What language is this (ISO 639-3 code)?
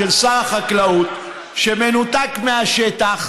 heb